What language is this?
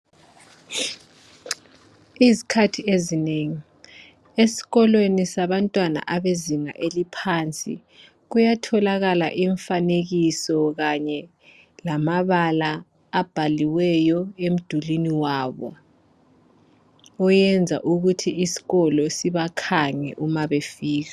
North Ndebele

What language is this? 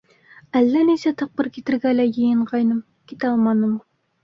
Bashkir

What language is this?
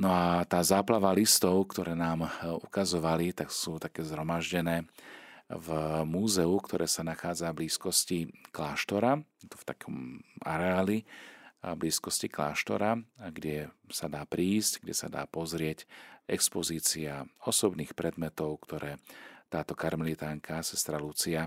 Slovak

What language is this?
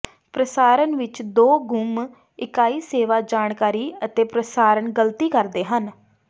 Punjabi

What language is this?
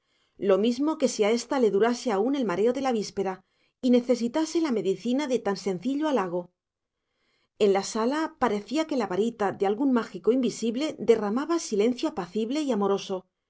Spanish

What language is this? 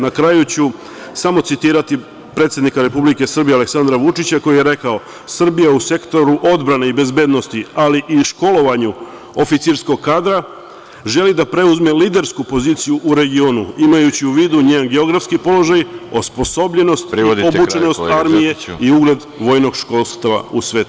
Serbian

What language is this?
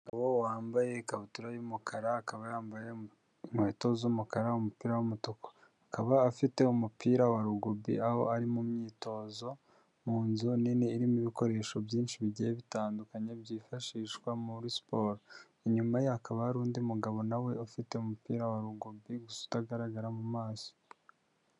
Kinyarwanda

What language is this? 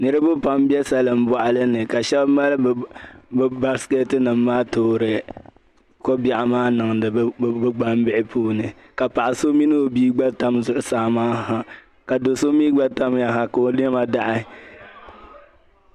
Dagbani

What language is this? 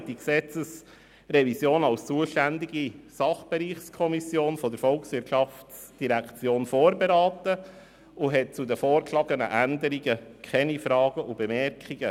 Swiss German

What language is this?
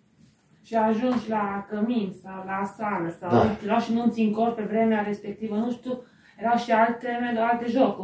Romanian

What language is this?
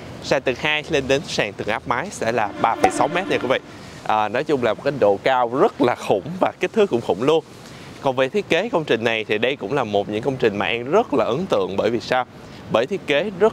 Vietnamese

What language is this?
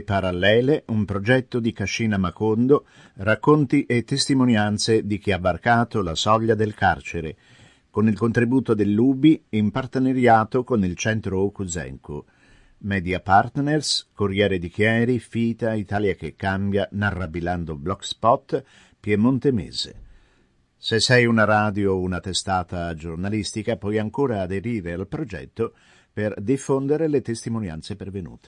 Italian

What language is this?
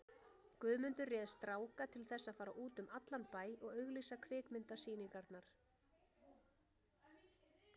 Icelandic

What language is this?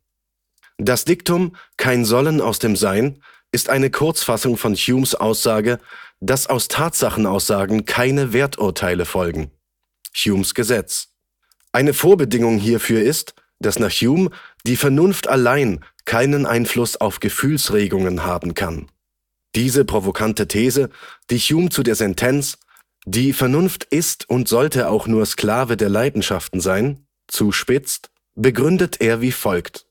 German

